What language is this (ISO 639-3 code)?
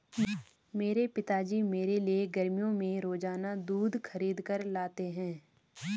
hin